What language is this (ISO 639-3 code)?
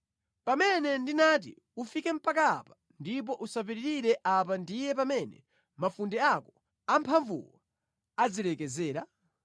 nya